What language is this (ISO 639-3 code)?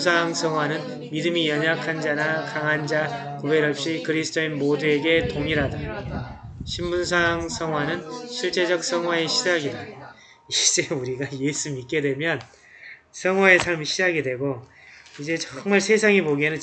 kor